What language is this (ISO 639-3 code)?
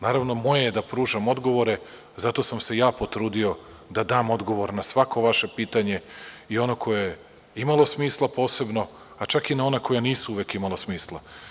srp